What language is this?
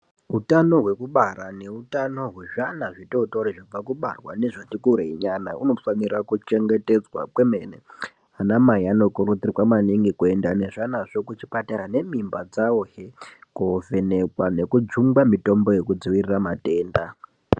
Ndau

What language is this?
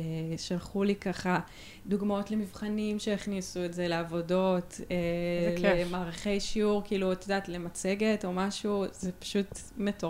Hebrew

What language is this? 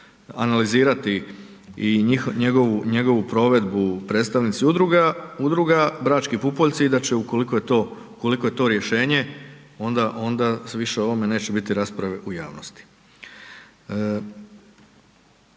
Croatian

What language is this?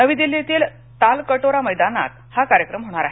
Marathi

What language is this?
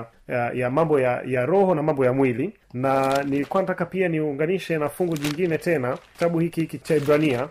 Swahili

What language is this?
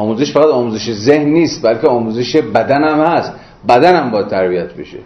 Persian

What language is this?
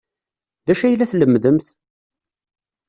Kabyle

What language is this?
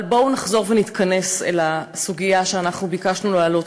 Hebrew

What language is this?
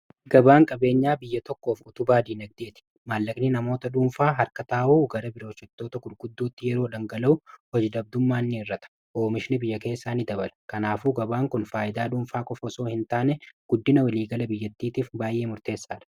Oromo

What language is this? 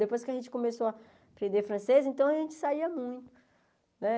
Portuguese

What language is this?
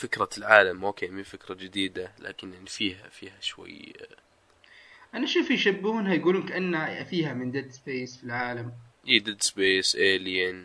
Arabic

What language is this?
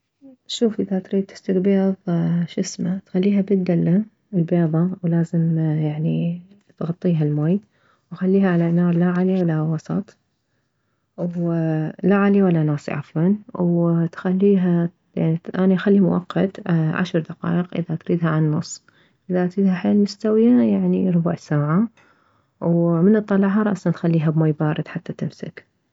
Mesopotamian Arabic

